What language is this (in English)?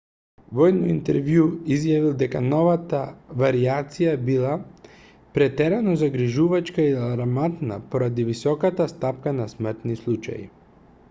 Macedonian